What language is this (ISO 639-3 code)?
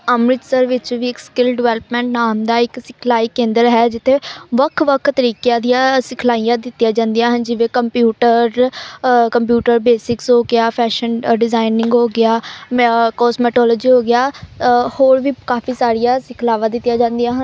pan